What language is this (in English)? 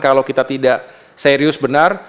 Indonesian